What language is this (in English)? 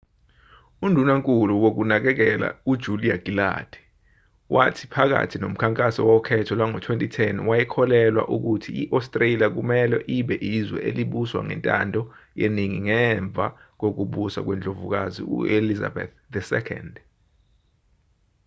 Zulu